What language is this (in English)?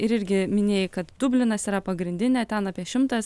Lithuanian